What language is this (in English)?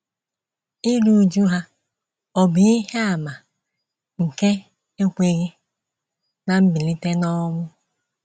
Igbo